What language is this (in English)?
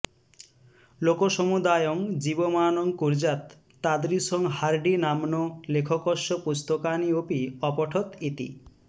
Sanskrit